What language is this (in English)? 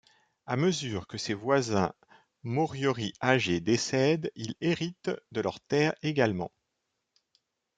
French